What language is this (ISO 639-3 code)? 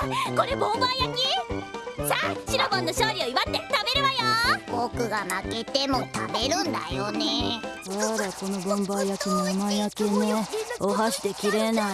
jpn